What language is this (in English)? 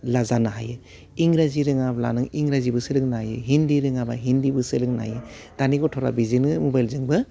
Bodo